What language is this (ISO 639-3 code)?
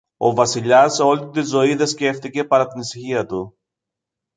ell